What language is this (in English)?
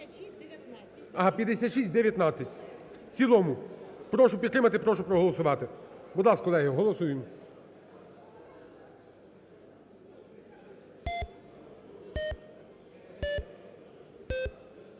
Ukrainian